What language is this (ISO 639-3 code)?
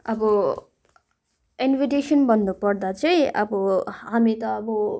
nep